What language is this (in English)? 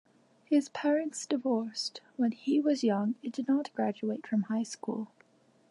English